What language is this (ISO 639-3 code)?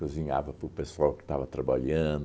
por